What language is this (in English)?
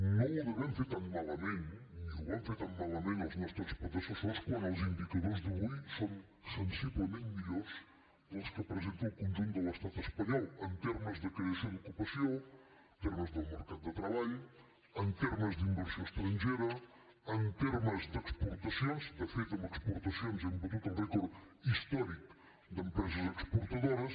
Catalan